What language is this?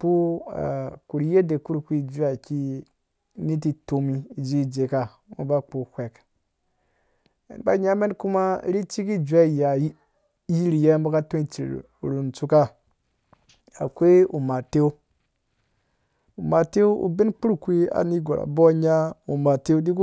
Dũya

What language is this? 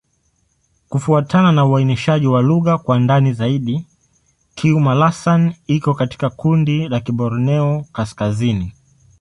Swahili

